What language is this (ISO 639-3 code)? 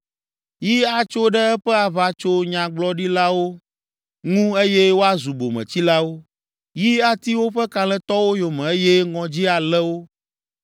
ewe